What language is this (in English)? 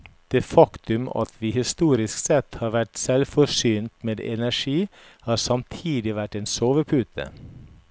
Norwegian